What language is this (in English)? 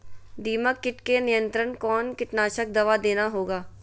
Magahi